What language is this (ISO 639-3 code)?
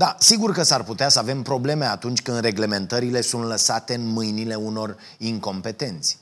ron